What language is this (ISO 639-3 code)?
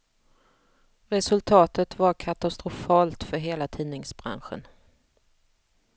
swe